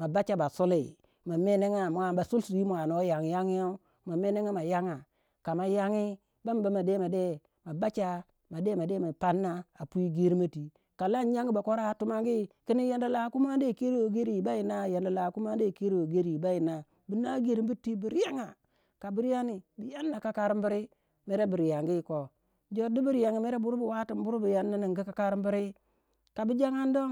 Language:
Waja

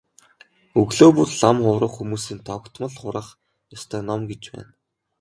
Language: Mongolian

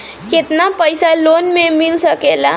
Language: Bhojpuri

